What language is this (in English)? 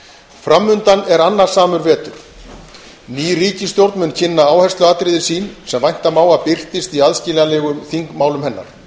Icelandic